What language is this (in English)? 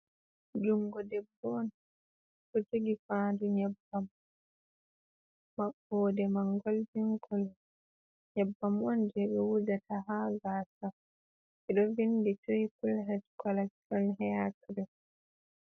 Fula